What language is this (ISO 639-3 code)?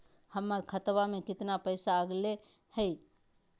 mag